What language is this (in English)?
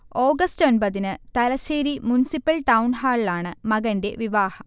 Malayalam